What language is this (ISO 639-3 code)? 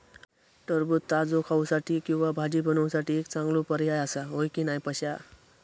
mar